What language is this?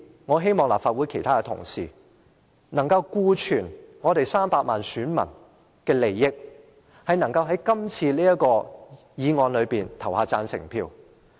Cantonese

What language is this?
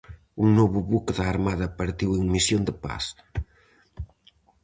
Galician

